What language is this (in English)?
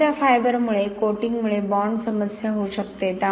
Marathi